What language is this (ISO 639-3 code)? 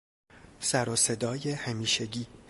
fas